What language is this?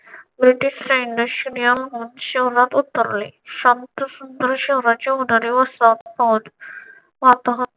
Marathi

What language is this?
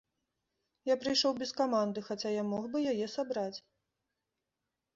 Belarusian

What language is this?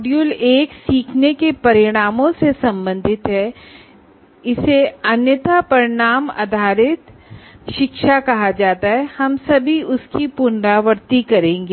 Hindi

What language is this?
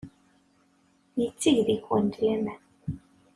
Kabyle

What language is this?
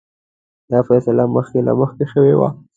Pashto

